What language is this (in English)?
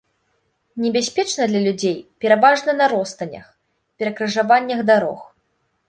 Belarusian